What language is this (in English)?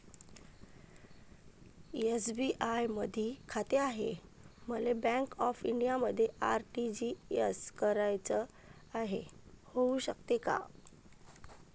Marathi